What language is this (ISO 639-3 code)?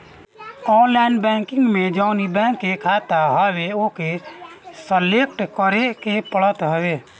bho